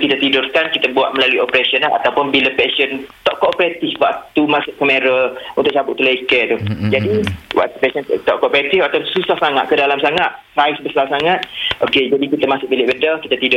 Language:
Malay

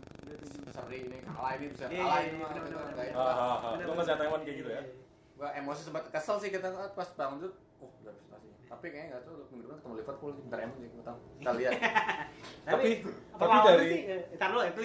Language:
Indonesian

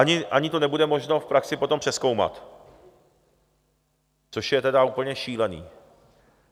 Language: Czech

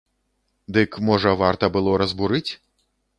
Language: Belarusian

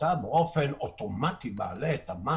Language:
Hebrew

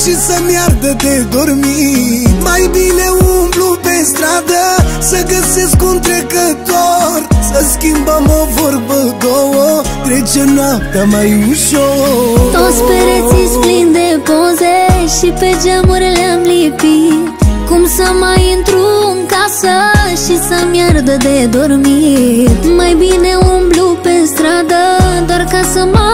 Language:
Romanian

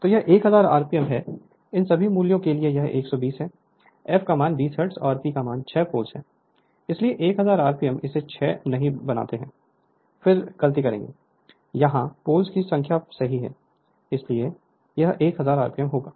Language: Hindi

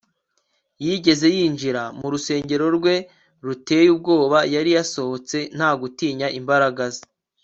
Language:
Kinyarwanda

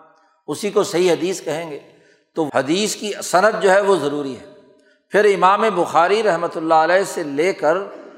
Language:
Urdu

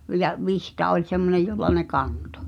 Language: Finnish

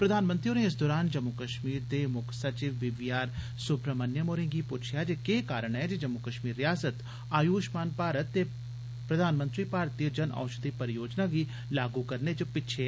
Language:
Dogri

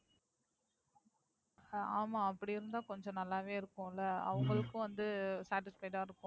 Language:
Tamil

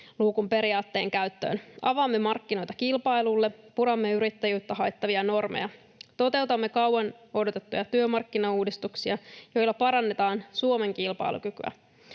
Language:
Finnish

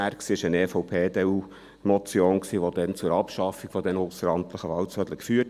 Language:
Swiss German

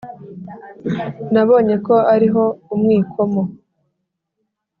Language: Kinyarwanda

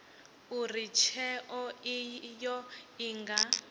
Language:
Venda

